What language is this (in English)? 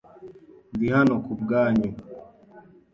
Kinyarwanda